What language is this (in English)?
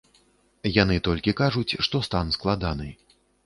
Belarusian